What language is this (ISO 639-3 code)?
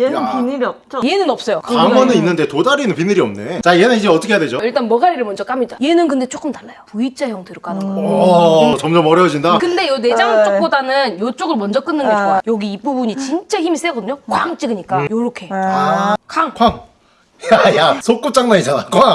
kor